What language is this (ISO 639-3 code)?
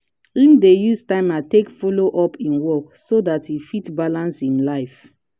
pcm